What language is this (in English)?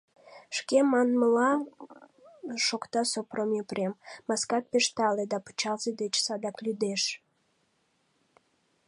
Mari